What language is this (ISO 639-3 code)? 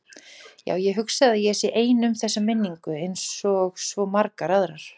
isl